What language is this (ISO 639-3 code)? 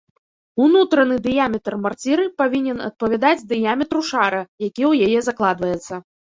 bel